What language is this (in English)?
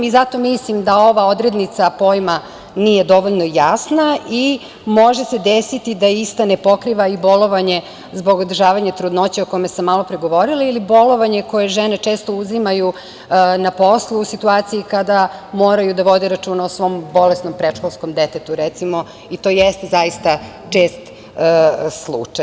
Serbian